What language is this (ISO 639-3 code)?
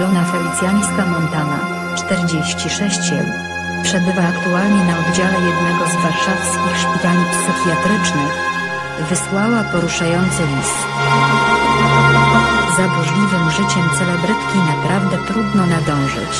pol